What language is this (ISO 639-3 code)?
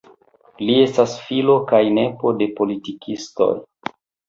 epo